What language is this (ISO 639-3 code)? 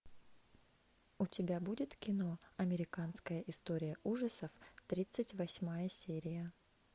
rus